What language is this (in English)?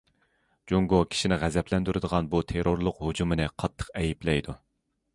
Uyghur